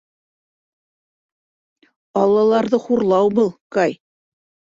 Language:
Bashkir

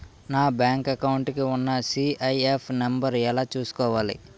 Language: Telugu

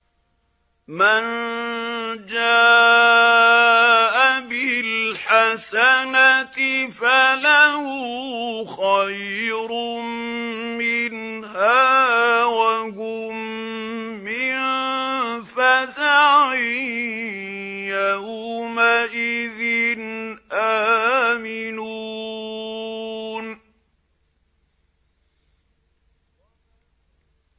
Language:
Arabic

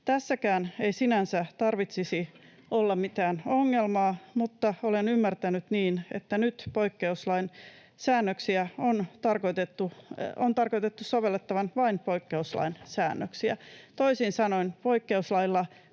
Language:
Finnish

